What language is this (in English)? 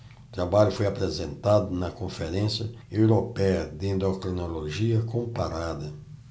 Portuguese